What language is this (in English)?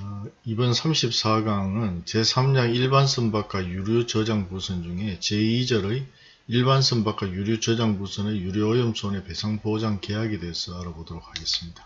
Korean